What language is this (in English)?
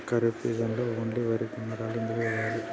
Telugu